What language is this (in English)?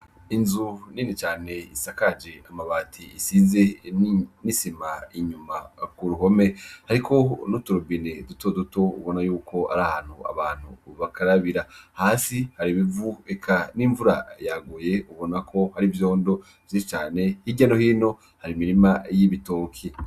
Rundi